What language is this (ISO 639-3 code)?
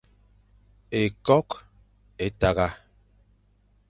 fan